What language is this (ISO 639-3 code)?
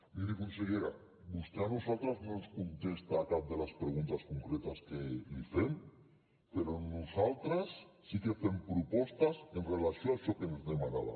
cat